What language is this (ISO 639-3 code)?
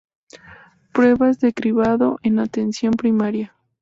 spa